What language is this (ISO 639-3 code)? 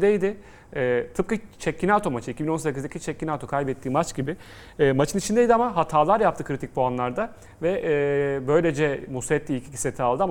tur